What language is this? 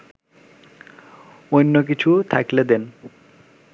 Bangla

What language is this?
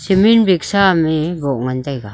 Wancho Naga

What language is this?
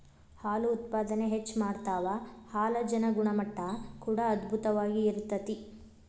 Kannada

